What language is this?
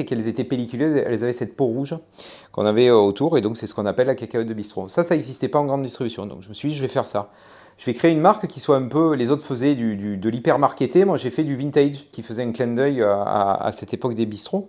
French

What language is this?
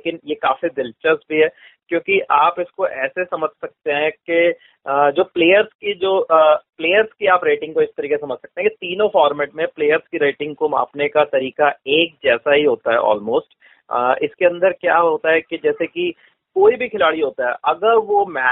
Hindi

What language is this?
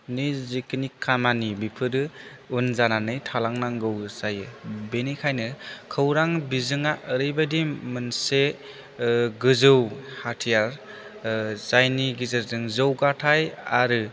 Bodo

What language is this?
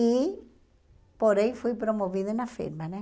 Portuguese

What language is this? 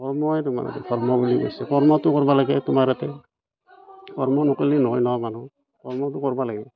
Assamese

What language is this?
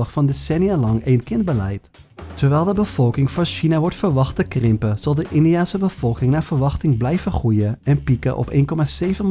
Dutch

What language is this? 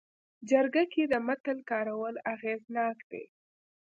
Pashto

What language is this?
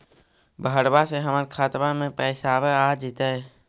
Magahi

